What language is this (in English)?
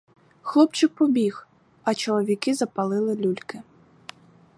Ukrainian